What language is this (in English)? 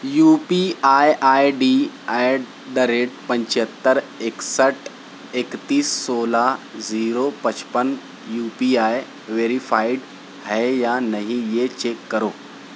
Urdu